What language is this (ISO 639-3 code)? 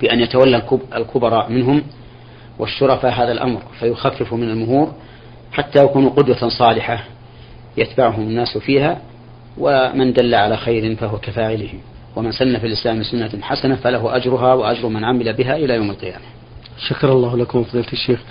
ara